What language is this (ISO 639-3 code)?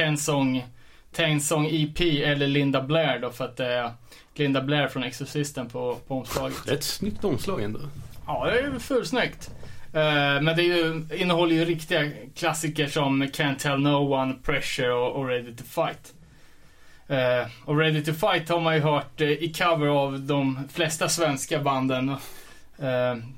swe